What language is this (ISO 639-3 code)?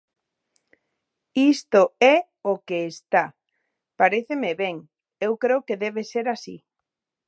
glg